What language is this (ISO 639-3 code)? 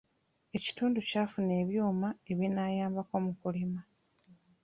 lug